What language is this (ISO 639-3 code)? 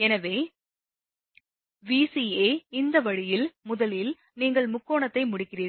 tam